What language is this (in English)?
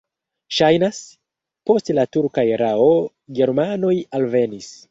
Esperanto